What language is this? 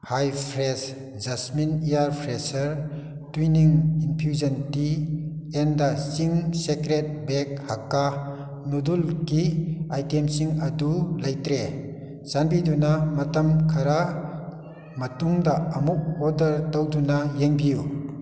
Manipuri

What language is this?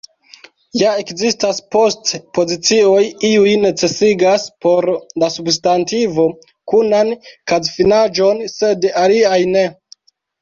Esperanto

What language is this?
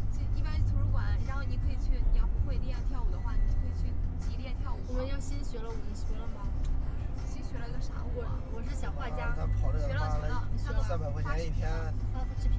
Chinese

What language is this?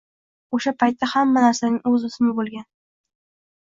Uzbek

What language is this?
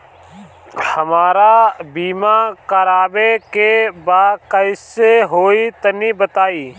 Bhojpuri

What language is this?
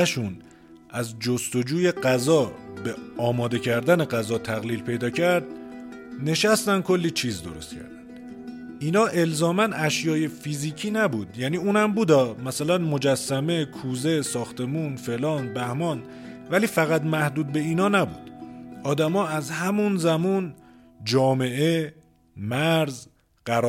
Persian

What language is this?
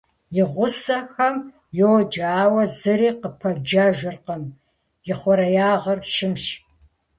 Kabardian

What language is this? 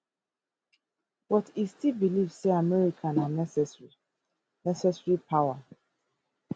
Nigerian Pidgin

